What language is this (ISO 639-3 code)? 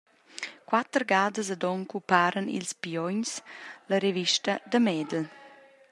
roh